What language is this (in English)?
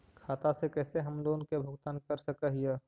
Magahi